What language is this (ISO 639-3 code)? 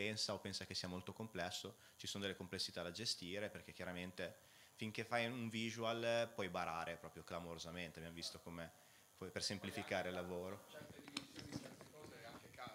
ita